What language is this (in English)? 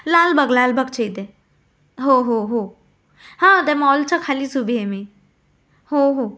Marathi